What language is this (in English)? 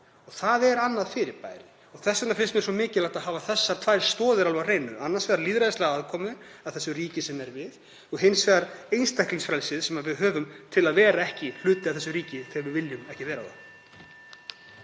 Icelandic